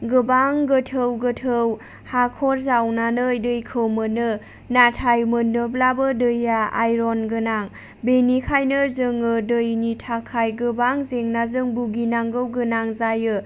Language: Bodo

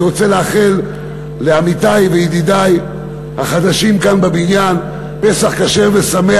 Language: Hebrew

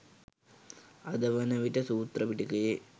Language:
Sinhala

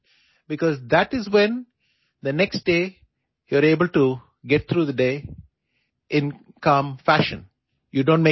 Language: Malayalam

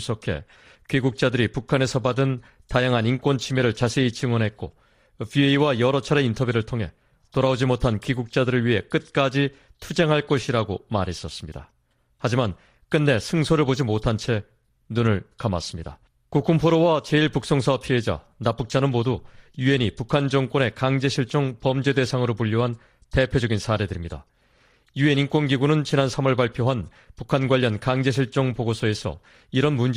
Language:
Korean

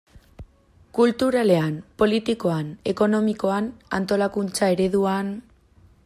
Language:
Basque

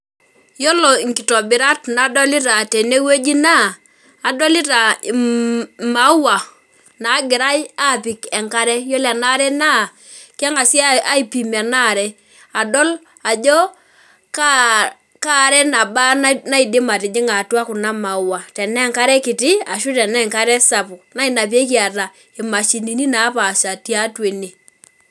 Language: Masai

